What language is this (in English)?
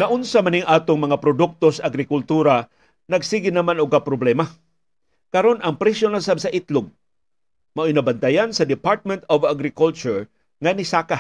Filipino